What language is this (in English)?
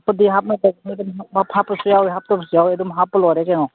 Manipuri